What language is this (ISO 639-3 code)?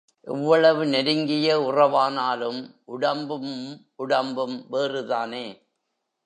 tam